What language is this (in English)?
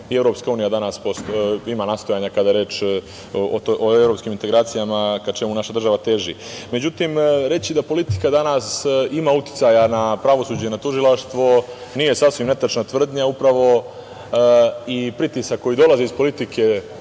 Serbian